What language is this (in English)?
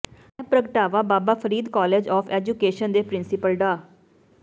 Punjabi